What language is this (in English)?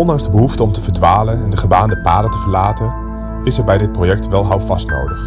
Dutch